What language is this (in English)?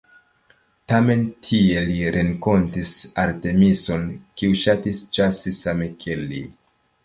Esperanto